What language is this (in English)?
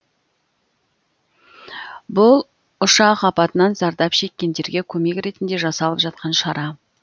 Kazakh